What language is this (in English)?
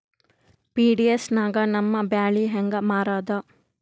Kannada